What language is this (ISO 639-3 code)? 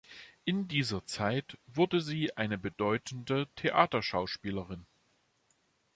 deu